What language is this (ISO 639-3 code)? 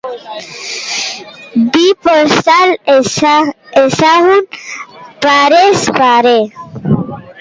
eus